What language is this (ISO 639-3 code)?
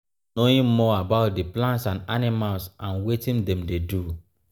pcm